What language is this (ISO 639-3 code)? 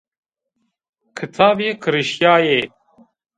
zza